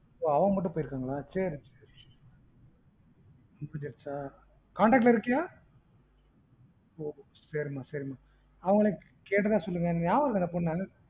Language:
Tamil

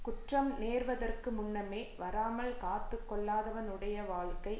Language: Tamil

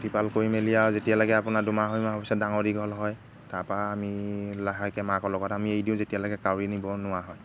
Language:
Assamese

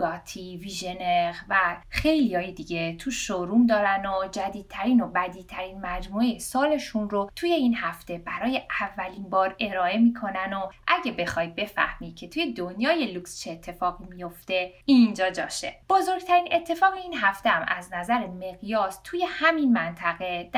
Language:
Persian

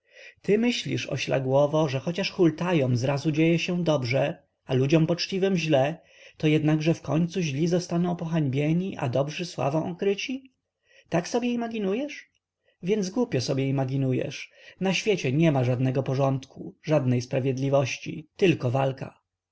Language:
Polish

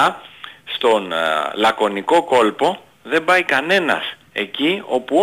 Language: Greek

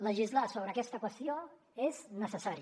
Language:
Catalan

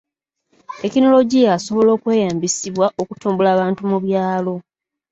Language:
Ganda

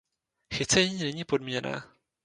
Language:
Czech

